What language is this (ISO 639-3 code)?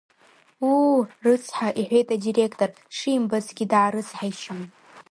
abk